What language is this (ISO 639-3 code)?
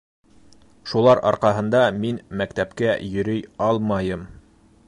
bak